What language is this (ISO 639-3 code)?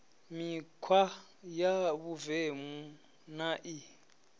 ven